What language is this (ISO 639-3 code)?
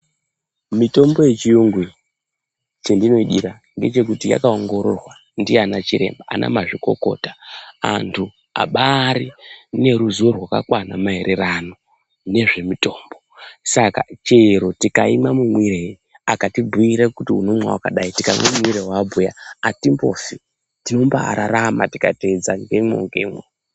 ndc